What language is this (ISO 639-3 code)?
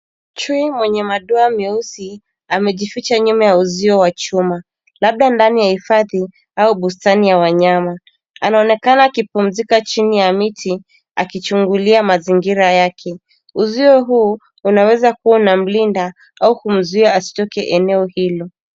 swa